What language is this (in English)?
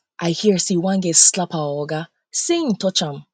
Nigerian Pidgin